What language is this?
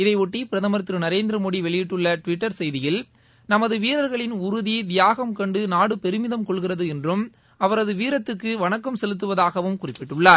Tamil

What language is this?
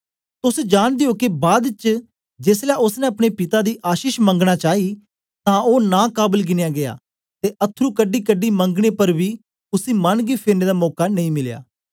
Dogri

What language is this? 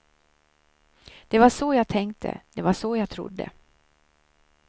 Swedish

